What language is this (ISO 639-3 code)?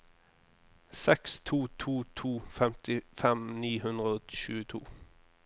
nor